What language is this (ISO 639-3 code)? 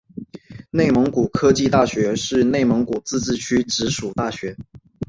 zho